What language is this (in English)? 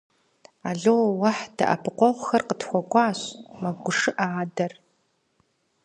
Kabardian